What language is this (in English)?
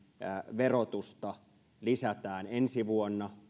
Finnish